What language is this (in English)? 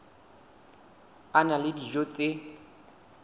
Southern Sotho